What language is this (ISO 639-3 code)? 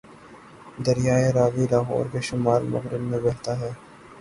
urd